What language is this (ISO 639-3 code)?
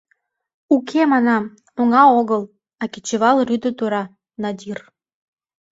chm